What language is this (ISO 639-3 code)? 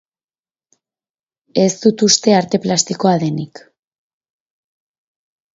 eus